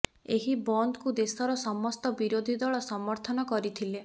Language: Odia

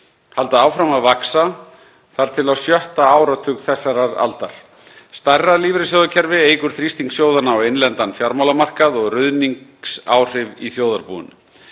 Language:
Icelandic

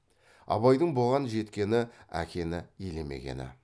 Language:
Kazakh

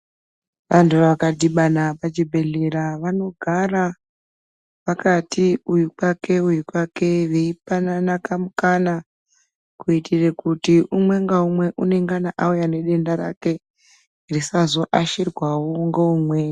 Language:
Ndau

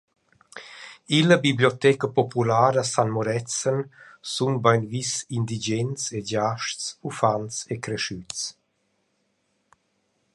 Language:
Romansh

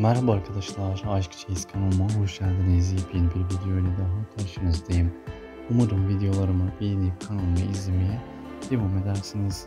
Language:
Turkish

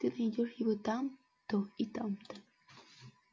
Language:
Russian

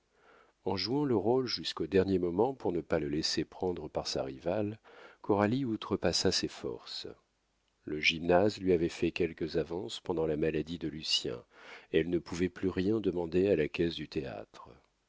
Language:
French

